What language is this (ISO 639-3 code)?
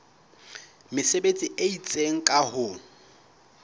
sot